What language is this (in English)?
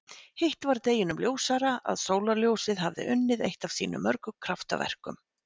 Icelandic